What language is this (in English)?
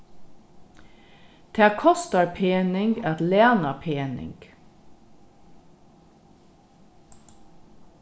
Faroese